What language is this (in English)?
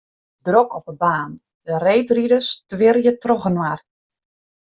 Western Frisian